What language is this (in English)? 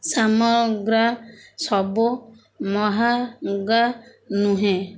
Odia